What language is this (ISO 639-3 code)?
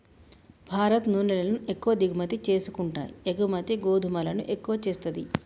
tel